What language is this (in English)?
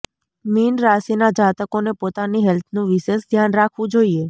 Gujarati